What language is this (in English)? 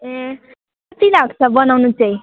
Nepali